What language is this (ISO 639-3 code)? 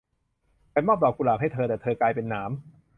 tha